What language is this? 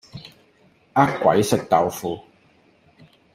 Cantonese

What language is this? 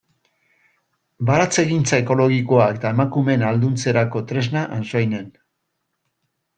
Basque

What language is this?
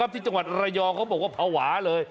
Thai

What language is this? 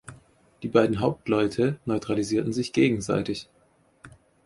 German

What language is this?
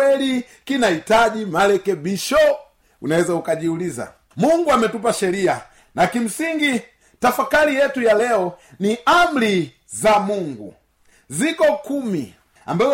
Swahili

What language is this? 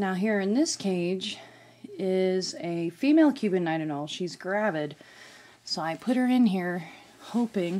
English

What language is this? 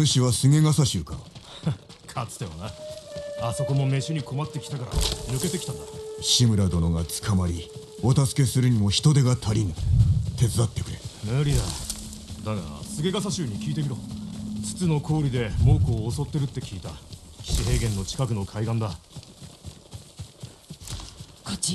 Japanese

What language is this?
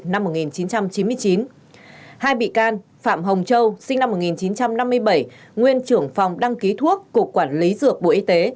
Vietnamese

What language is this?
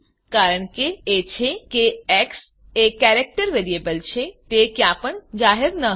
Gujarati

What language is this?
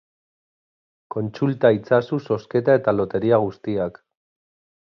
Basque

